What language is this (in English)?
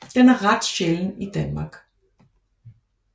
Danish